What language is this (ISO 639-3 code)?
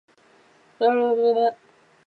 zho